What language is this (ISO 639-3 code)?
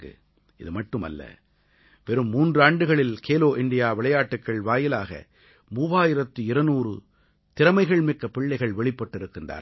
tam